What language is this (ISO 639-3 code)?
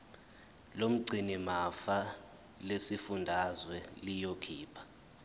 zul